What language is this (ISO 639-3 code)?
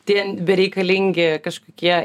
lit